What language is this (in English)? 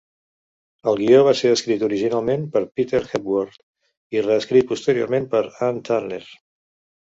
Catalan